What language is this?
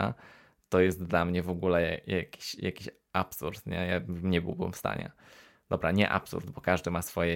Polish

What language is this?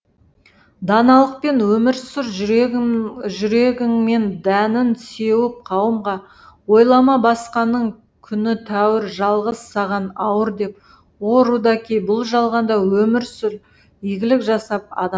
Kazakh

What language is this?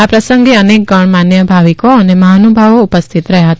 Gujarati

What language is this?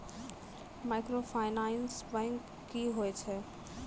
Maithili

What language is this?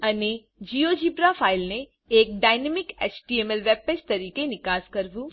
Gujarati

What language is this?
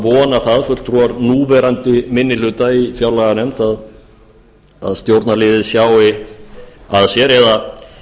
Icelandic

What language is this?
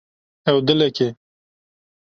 Kurdish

